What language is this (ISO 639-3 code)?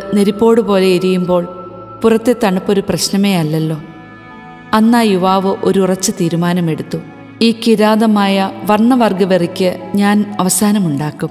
mal